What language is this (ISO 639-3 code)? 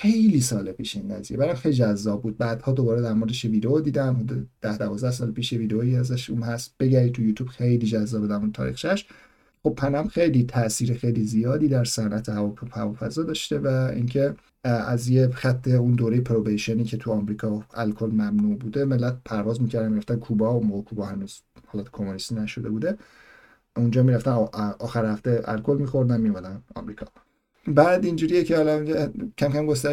fas